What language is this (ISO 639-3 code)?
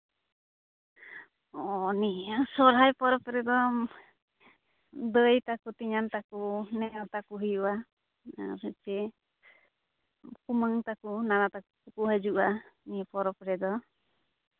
sat